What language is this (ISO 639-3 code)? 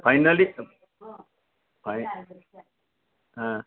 mai